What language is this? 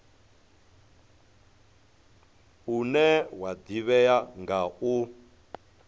Venda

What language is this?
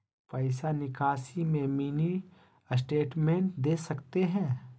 Magahi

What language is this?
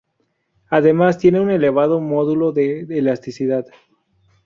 Spanish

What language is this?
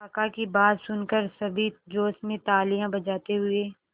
Hindi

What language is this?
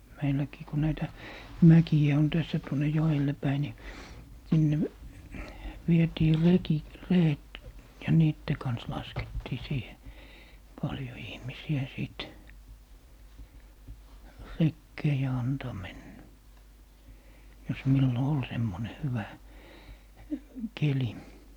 Finnish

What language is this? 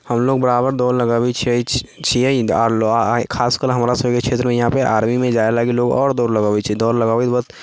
Maithili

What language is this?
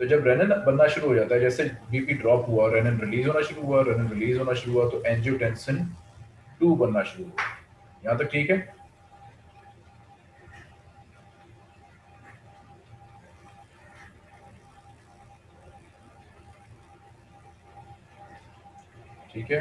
Hindi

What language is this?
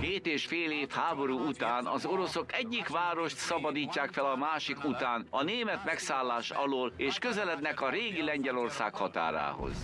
Hungarian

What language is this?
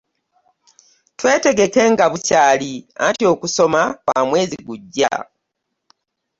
Ganda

